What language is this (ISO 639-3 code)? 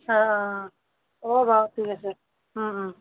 asm